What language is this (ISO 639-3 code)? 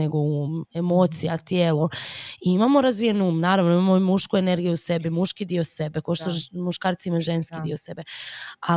hrv